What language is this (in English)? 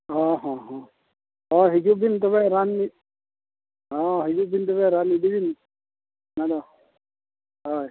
Santali